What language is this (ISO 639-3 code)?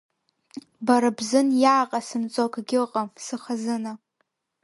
abk